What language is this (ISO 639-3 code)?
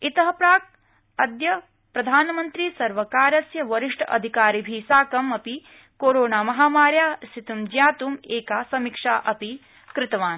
san